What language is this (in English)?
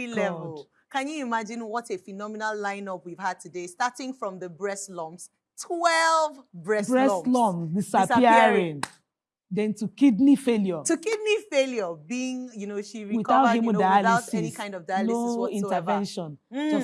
English